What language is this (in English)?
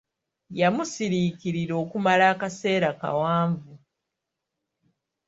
Ganda